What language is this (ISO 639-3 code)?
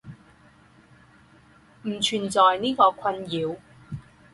zho